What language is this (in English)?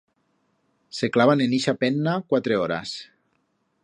Aragonese